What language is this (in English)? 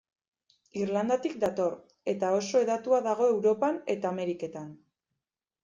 Basque